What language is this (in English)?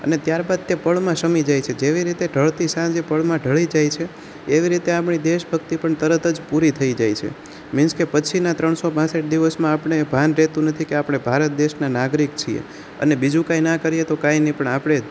Gujarati